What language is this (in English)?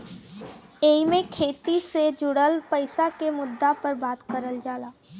Bhojpuri